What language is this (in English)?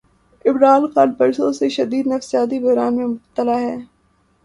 Urdu